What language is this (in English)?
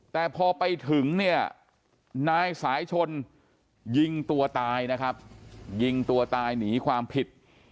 Thai